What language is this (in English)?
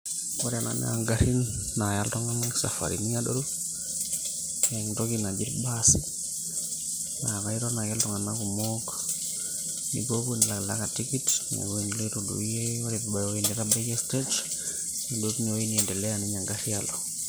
Masai